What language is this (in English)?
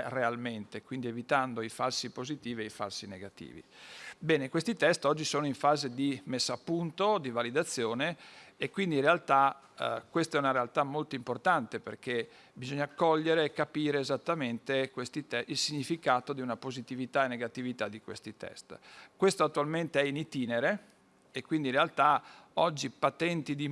Italian